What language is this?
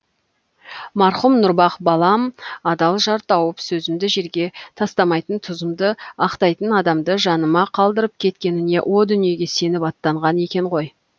Kazakh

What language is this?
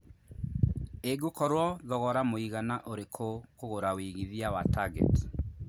Kikuyu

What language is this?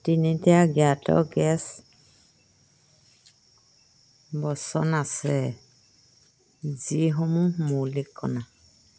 Assamese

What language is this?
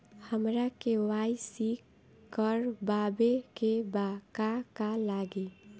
Bhojpuri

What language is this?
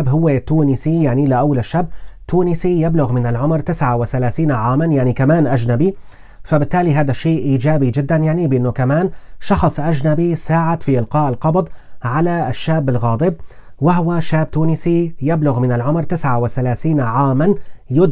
Arabic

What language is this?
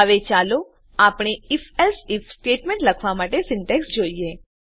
Gujarati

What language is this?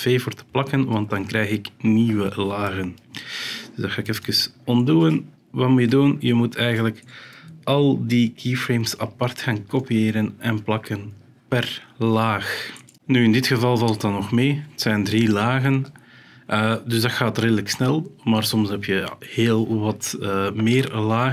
Dutch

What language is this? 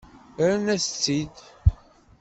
Kabyle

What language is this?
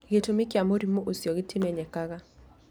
Kikuyu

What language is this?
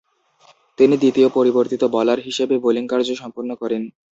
Bangla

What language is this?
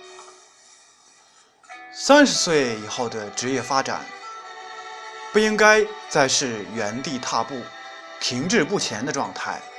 Chinese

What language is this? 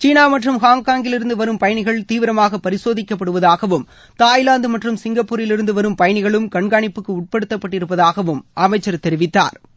Tamil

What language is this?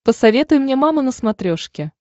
Russian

